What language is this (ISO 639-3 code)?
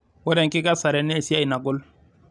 mas